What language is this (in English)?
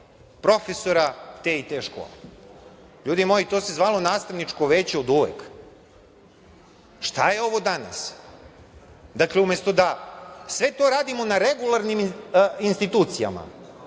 Serbian